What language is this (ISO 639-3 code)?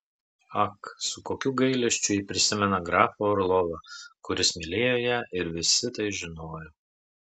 lit